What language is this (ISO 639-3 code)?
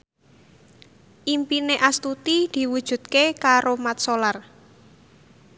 jav